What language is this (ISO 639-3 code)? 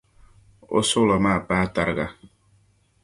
dag